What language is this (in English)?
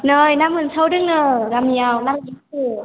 Bodo